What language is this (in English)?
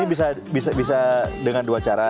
Indonesian